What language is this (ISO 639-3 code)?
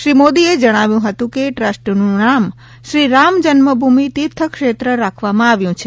guj